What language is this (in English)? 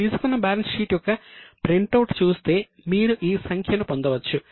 Telugu